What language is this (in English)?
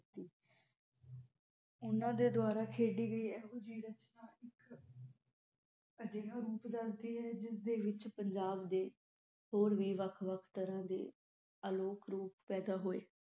Punjabi